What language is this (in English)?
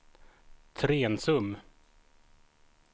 Swedish